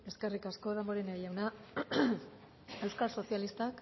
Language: Basque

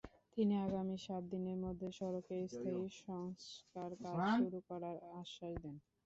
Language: Bangla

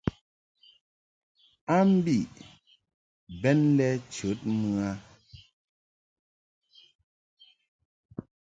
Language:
Mungaka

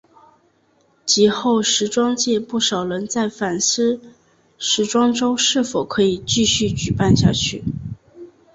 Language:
Chinese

